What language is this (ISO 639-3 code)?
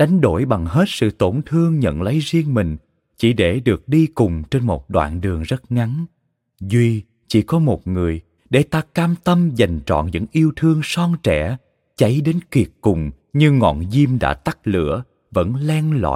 vie